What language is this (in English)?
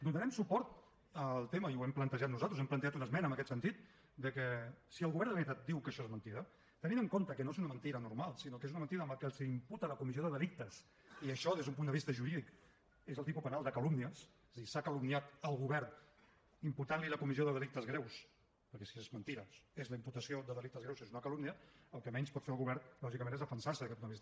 Catalan